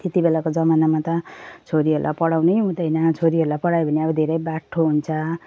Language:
Nepali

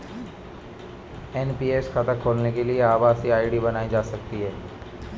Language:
Hindi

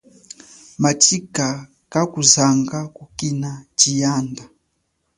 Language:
Chokwe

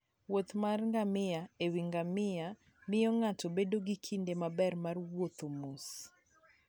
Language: Luo (Kenya and Tanzania)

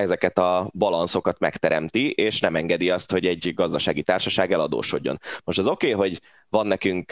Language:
Hungarian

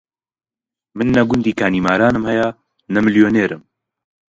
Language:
Central Kurdish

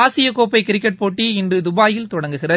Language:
Tamil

